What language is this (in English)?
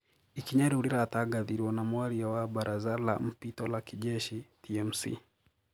Kikuyu